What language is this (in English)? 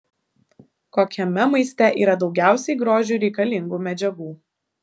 Lithuanian